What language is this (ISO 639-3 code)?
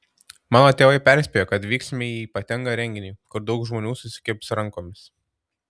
lit